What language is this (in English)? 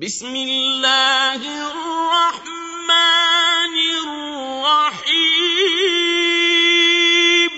Arabic